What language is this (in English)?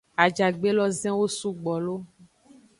Aja (Benin)